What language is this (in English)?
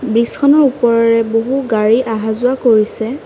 Assamese